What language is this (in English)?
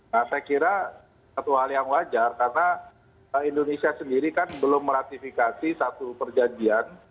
Indonesian